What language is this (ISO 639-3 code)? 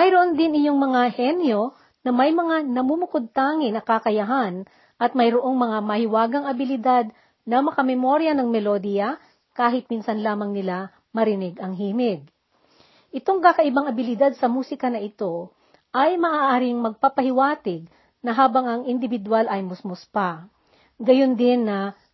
fil